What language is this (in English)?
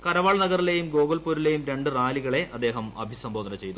Malayalam